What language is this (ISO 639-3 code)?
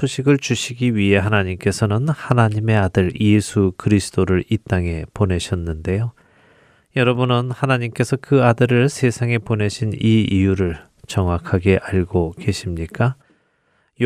kor